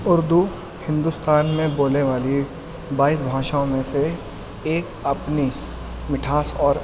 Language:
Urdu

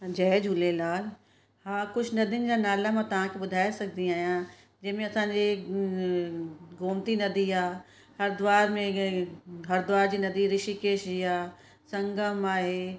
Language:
Sindhi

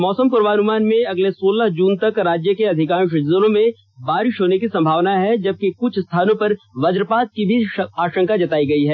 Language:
Hindi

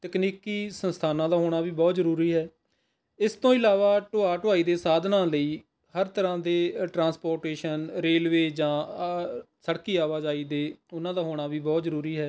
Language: Punjabi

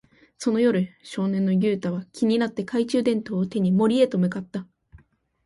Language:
Japanese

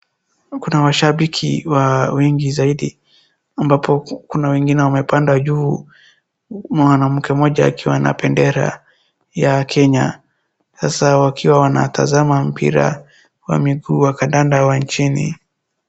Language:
Swahili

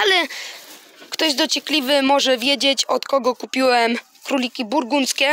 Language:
Polish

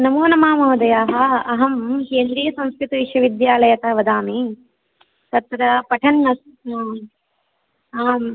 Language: Sanskrit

